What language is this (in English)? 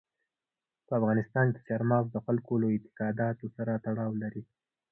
Pashto